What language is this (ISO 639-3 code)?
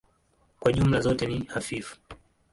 swa